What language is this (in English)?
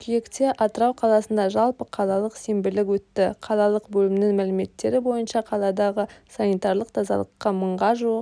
Kazakh